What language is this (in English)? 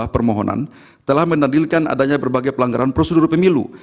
Indonesian